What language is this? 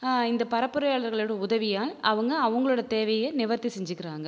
Tamil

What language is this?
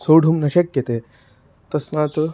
Sanskrit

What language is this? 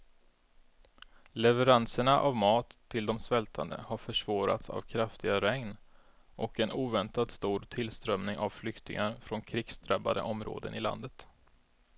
Swedish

